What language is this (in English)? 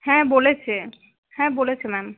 Bangla